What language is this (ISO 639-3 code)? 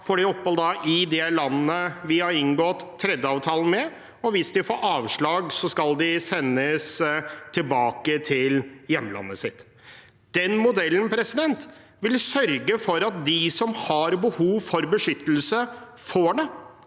nor